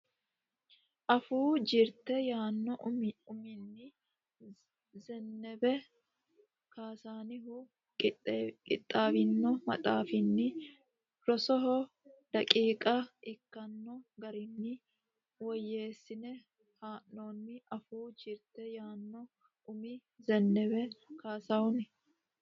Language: Sidamo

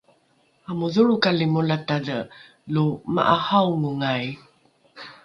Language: Rukai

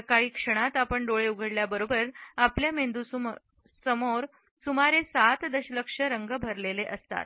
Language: Marathi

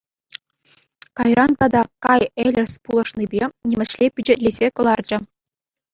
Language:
Chuvash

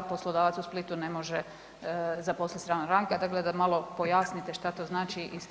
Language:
Croatian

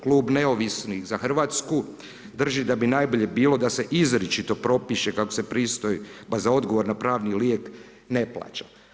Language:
Croatian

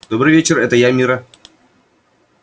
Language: Russian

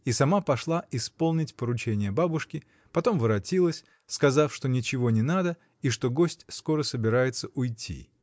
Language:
Russian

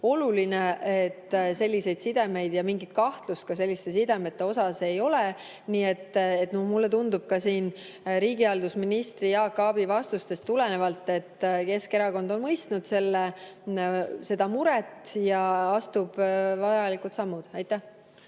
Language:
Estonian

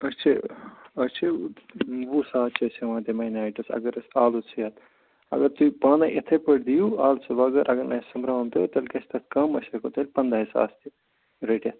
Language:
Kashmiri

